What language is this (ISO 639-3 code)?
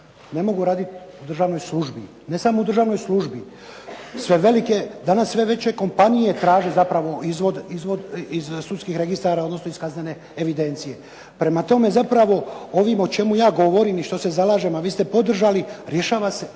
hrv